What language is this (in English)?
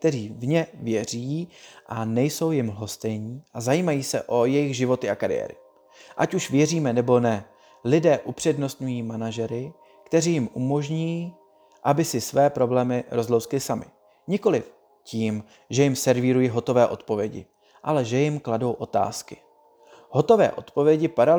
Czech